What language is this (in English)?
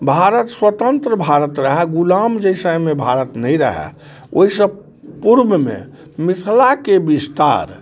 Maithili